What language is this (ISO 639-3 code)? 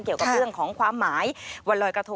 tha